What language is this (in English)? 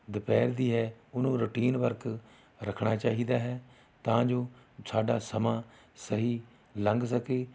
Punjabi